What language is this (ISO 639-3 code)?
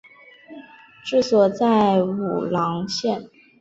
zho